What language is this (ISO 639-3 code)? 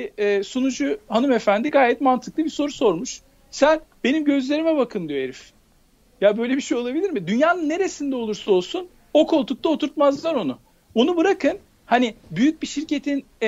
tur